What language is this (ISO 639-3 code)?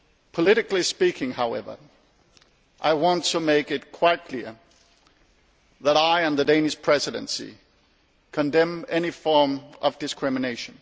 eng